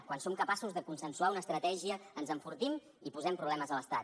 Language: Catalan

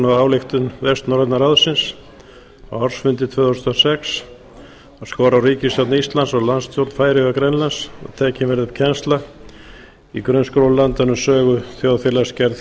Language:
Icelandic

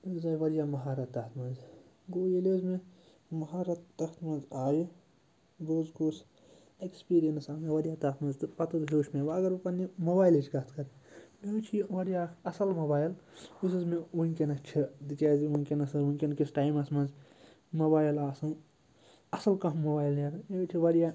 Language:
Kashmiri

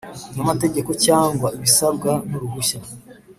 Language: Kinyarwanda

